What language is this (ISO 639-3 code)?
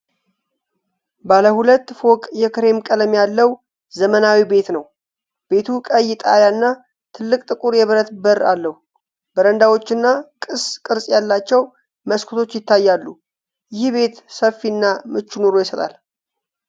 amh